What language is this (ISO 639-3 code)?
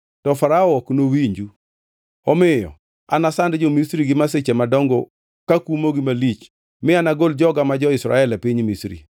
luo